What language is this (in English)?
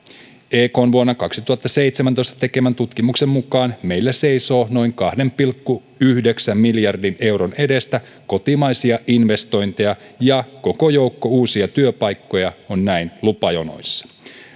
Finnish